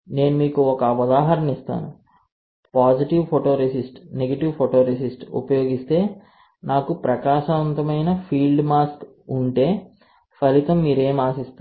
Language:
Telugu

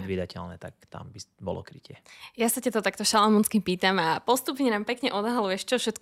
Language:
Slovak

